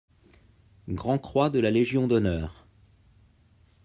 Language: French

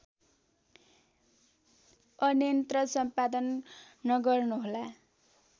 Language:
Nepali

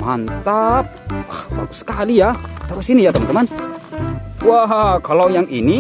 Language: Indonesian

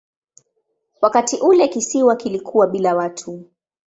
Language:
Swahili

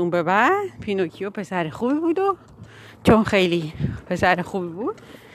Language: Persian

